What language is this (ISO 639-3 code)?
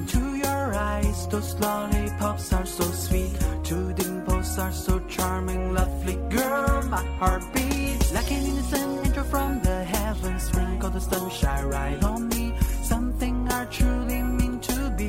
zho